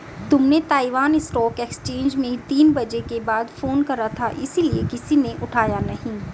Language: Hindi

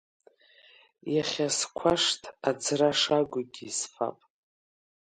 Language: Abkhazian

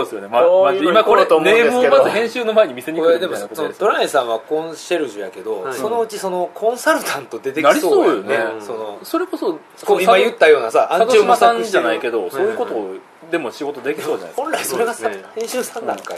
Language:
Japanese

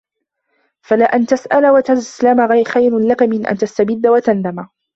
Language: Arabic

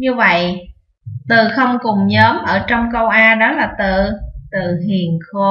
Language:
Vietnamese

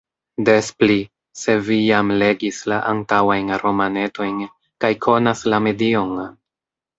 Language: Esperanto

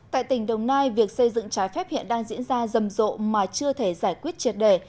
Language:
Vietnamese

